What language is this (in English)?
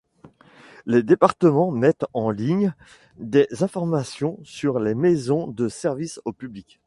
French